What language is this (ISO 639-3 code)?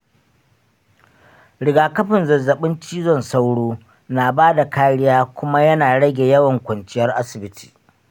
hau